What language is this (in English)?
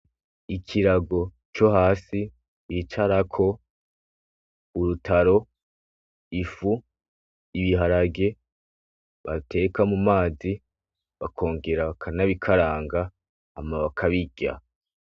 Rundi